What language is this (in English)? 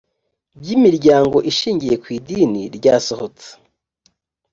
Kinyarwanda